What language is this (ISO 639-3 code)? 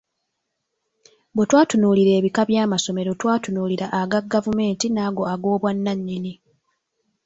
lug